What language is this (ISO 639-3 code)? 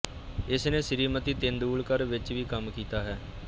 pan